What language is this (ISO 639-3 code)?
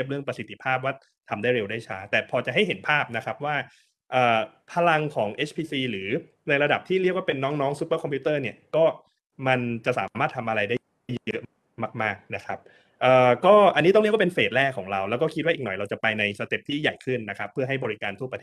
tha